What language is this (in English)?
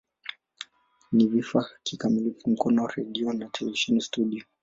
Swahili